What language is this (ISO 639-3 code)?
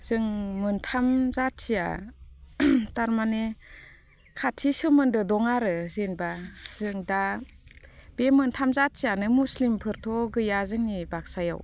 brx